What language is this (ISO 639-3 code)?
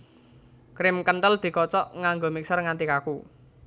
jav